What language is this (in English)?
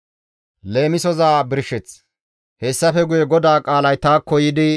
Gamo